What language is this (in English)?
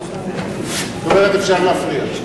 Hebrew